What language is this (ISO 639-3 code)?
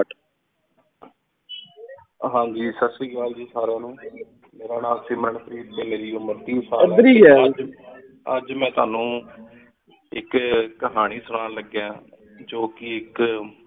pan